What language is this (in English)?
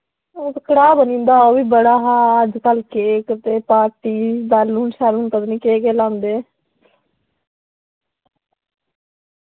Dogri